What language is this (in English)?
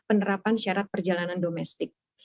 Indonesian